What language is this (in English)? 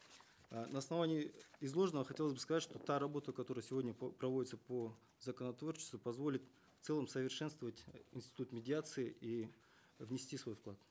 Kazakh